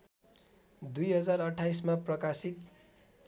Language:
Nepali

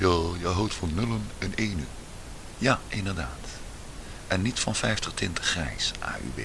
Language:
Dutch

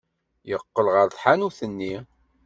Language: Kabyle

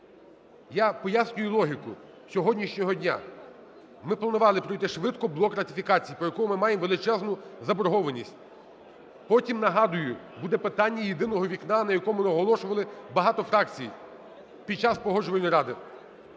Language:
Ukrainian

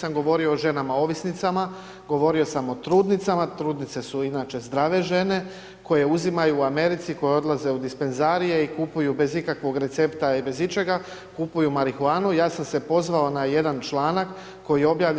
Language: Croatian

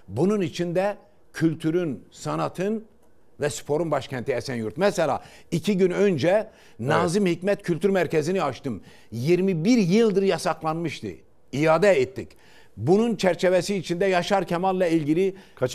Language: Turkish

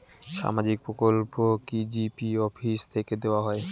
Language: Bangla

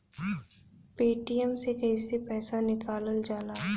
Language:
Bhojpuri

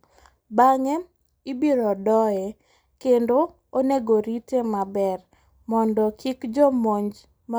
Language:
Luo (Kenya and Tanzania)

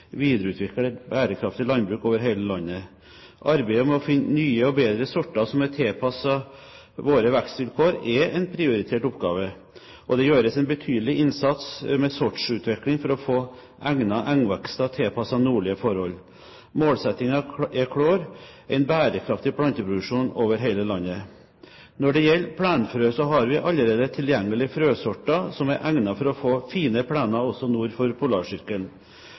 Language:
Norwegian Bokmål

